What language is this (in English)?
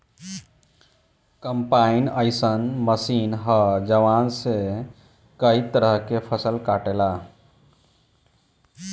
Bhojpuri